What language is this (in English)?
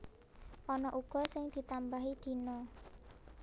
Javanese